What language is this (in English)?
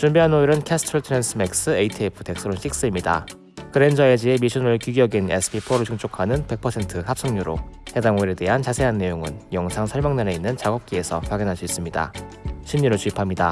Korean